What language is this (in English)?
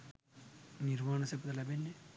Sinhala